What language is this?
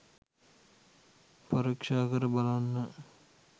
Sinhala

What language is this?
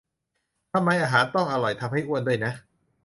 Thai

